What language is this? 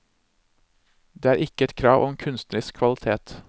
Norwegian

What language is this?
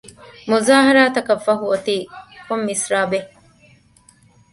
Divehi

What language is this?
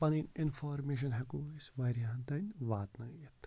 Kashmiri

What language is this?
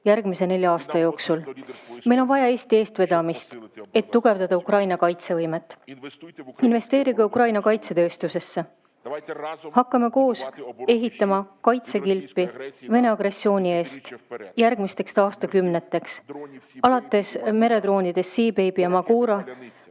Estonian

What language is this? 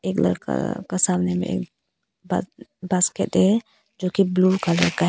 Hindi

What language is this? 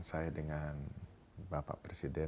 Indonesian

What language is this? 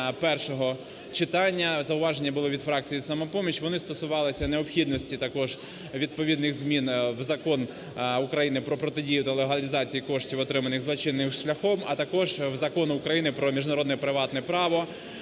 Ukrainian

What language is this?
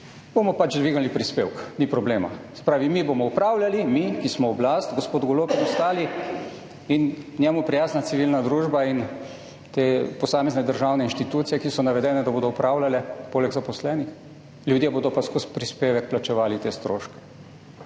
Slovenian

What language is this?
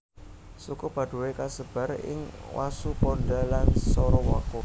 Javanese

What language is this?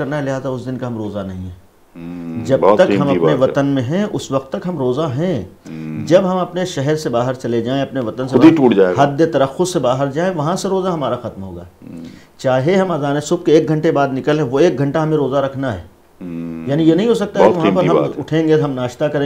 Hindi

